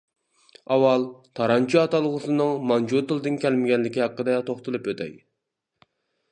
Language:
Uyghur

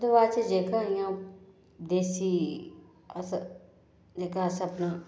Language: Dogri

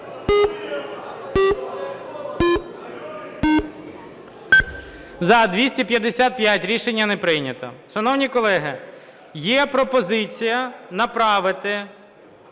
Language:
Ukrainian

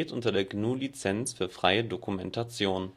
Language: German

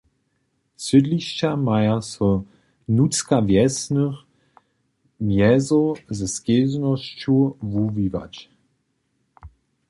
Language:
Upper Sorbian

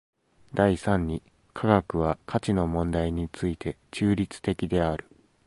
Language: Japanese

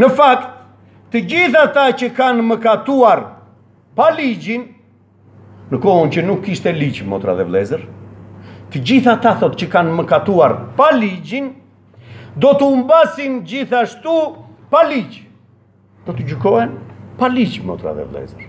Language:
Romanian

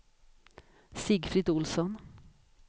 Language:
Swedish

